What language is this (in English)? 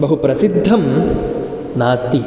Sanskrit